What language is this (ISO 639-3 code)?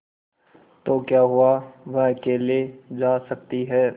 hin